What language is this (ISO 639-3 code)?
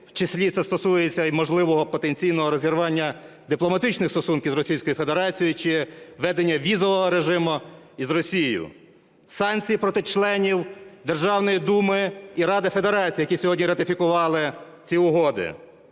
ukr